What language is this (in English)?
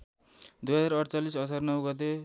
Nepali